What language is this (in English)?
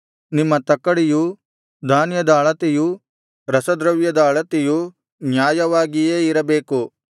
Kannada